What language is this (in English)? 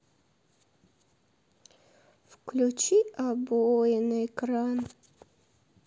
Russian